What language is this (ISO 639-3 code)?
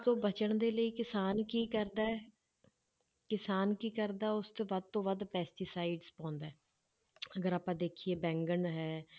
pan